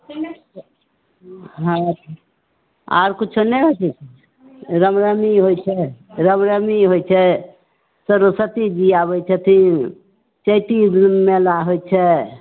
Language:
Maithili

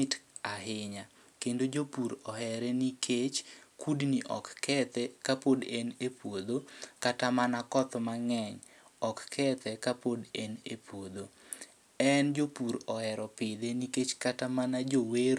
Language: Luo (Kenya and Tanzania)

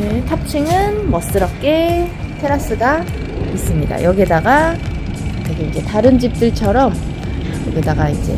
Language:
Korean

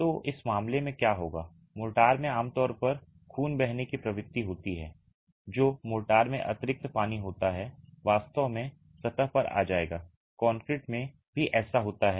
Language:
Hindi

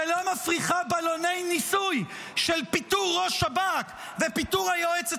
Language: Hebrew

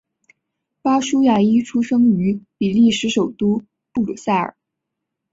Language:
Chinese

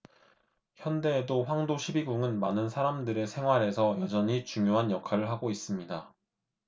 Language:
Korean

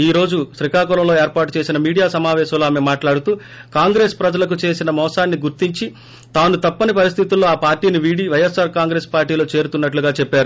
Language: Telugu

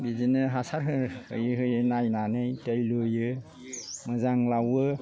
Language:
Bodo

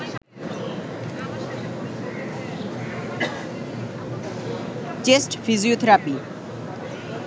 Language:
Bangla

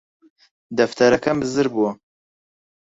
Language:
Central Kurdish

